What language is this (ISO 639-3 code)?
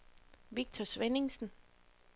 dan